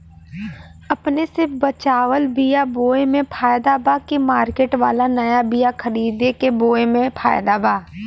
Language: Bhojpuri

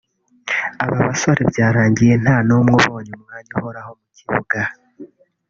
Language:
Kinyarwanda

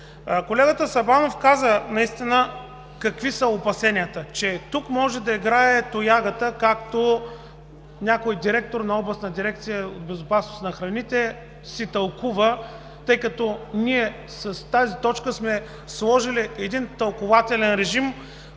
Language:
Bulgarian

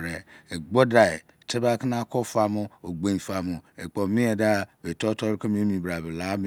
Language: Izon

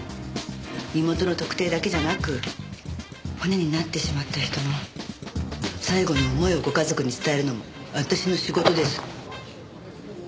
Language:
Japanese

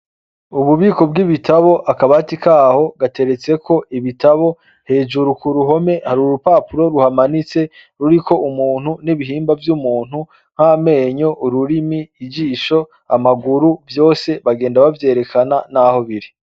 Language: Rundi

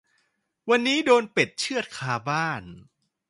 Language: Thai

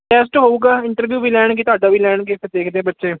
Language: Punjabi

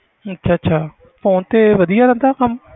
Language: Punjabi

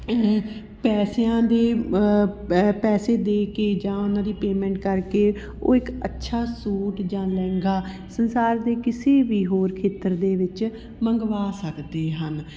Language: Punjabi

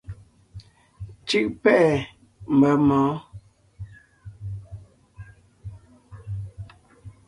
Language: Ngiemboon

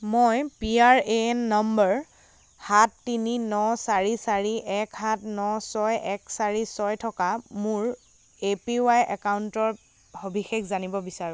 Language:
Assamese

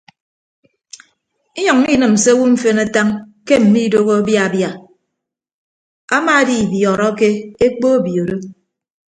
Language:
Ibibio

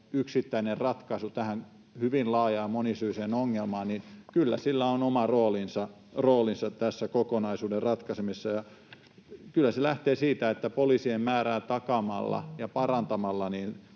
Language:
Finnish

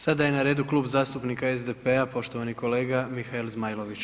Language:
Croatian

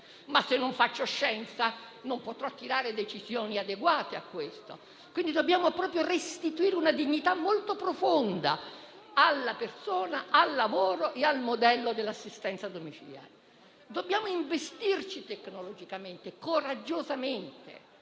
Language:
Italian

